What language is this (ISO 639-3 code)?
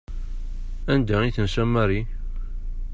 kab